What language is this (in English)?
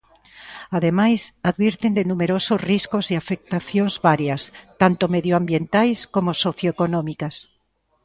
Galician